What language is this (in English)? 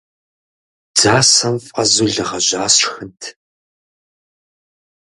Kabardian